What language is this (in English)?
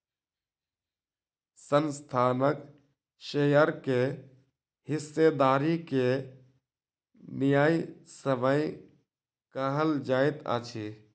Maithili